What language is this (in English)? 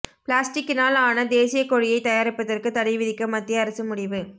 Tamil